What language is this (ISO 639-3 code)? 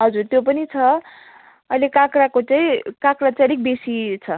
nep